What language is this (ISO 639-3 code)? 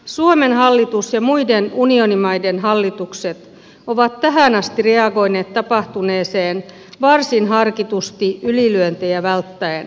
fin